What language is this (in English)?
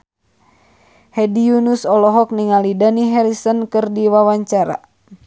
Sundanese